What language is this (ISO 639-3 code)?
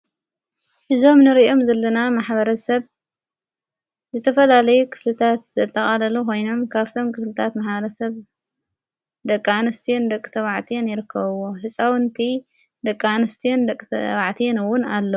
tir